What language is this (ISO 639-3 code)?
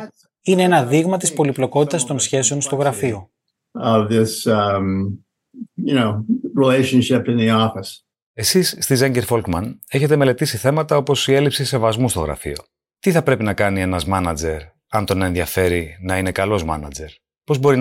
ell